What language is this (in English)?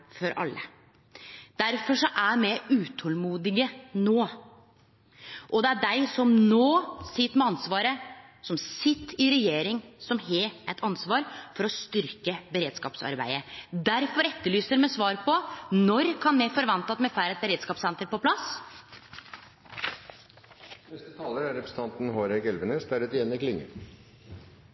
Norwegian Nynorsk